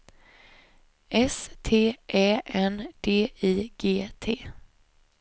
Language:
Swedish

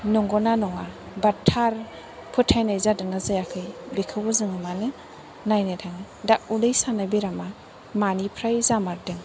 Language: Bodo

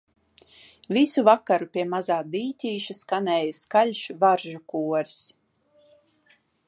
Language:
Latvian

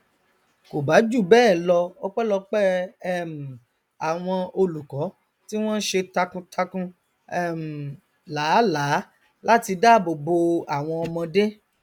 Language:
Yoruba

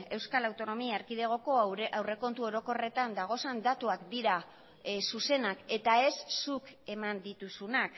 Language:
Basque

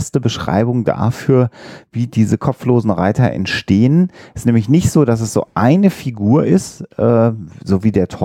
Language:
German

